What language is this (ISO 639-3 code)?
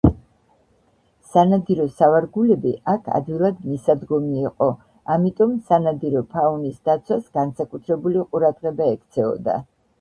kat